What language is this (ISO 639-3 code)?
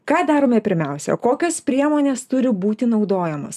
lit